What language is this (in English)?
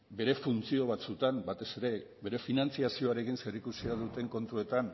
Basque